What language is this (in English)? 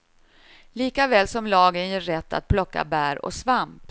Swedish